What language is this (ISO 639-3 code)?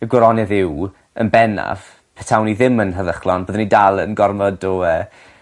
cym